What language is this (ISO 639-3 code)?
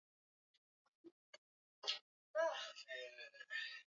swa